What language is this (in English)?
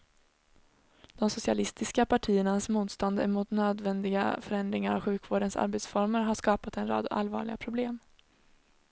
Swedish